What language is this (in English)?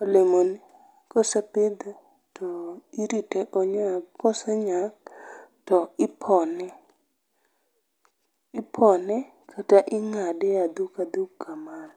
Luo (Kenya and Tanzania)